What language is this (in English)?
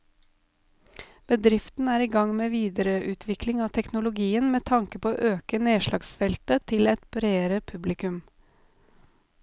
Norwegian